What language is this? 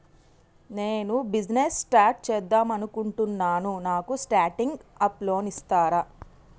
Telugu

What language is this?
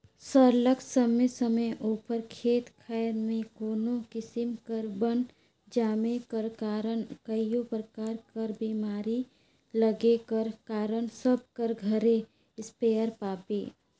Chhattisgarhi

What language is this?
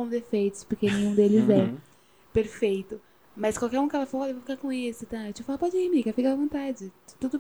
Portuguese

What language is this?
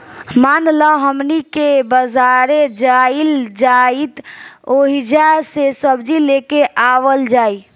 Bhojpuri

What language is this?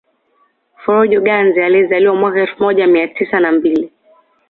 Swahili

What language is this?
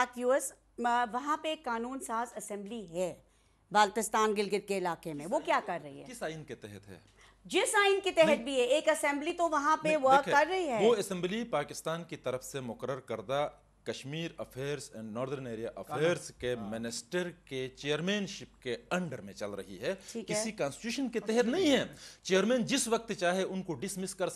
Hindi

